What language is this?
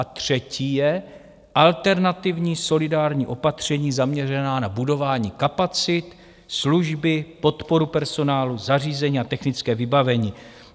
Czech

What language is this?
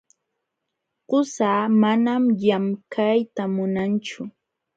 Jauja Wanca Quechua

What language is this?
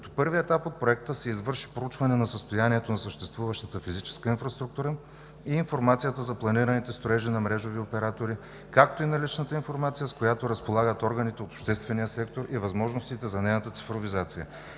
Bulgarian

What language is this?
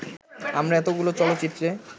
Bangla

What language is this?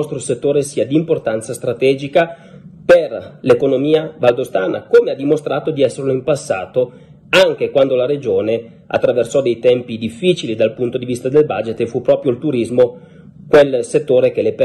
Italian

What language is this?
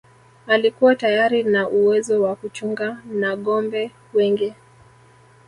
Swahili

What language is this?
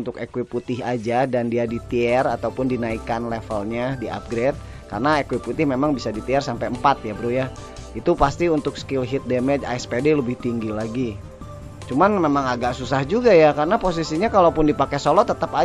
Indonesian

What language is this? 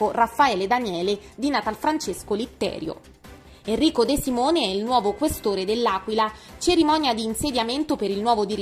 Italian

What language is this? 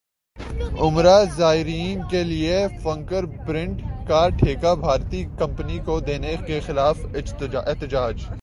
Urdu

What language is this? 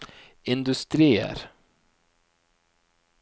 Norwegian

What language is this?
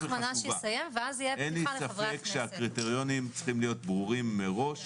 Hebrew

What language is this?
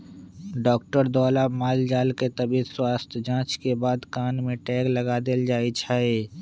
Magahi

